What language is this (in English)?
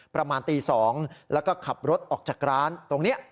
Thai